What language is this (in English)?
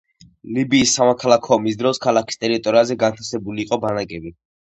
Georgian